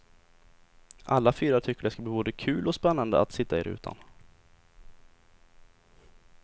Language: Swedish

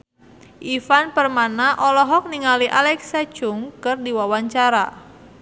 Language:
Sundanese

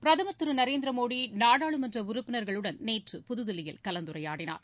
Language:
Tamil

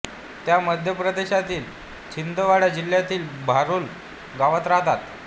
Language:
Marathi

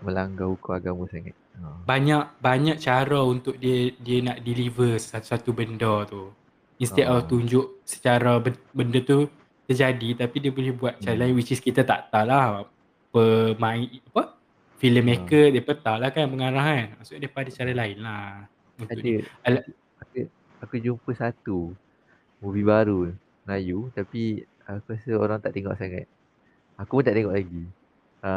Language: Malay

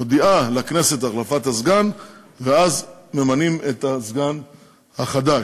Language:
Hebrew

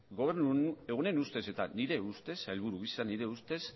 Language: Basque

